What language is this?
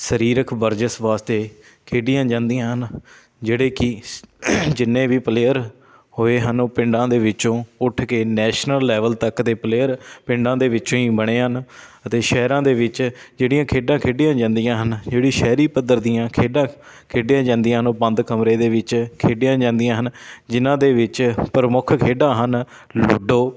Punjabi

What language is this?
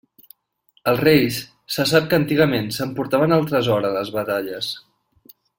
Catalan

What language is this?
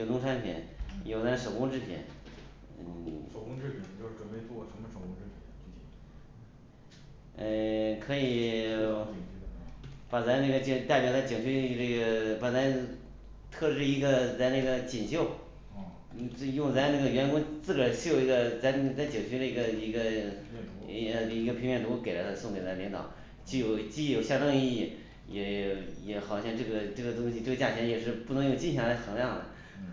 Chinese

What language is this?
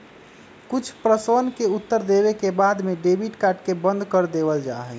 Magahi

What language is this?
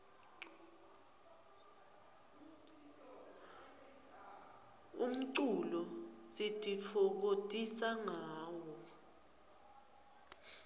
Swati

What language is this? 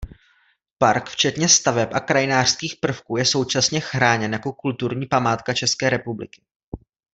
Czech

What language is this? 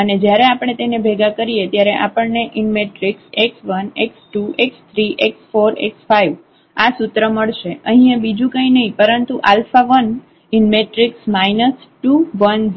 Gujarati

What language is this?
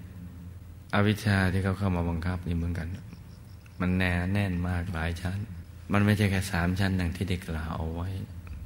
Thai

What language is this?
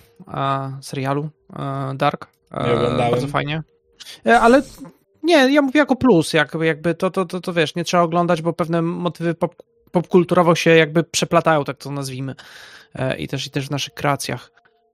Polish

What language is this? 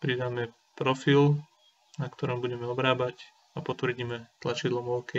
Slovak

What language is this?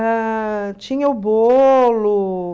Portuguese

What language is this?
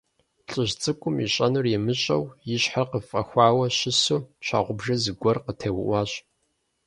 Kabardian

